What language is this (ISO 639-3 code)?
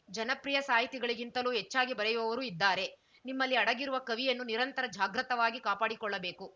kan